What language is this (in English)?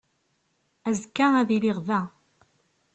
Kabyle